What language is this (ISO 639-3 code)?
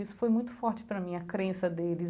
por